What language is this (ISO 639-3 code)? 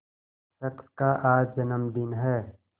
hin